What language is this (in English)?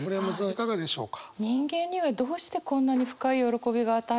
Japanese